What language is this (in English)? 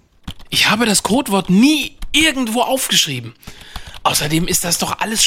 German